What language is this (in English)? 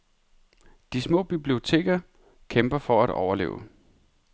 Danish